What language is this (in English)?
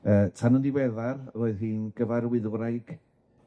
Welsh